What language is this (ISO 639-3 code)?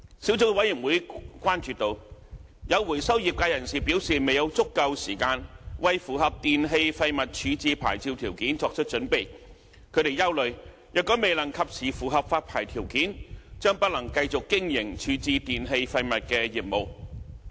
yue